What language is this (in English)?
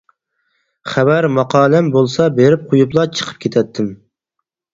Uyghur